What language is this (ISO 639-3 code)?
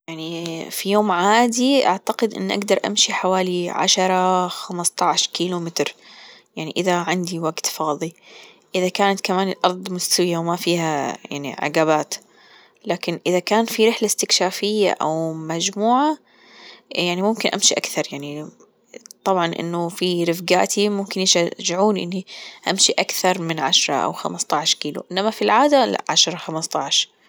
afb